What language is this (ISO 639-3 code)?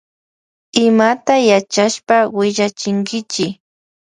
qvj